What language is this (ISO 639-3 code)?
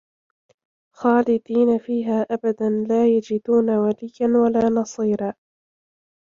ara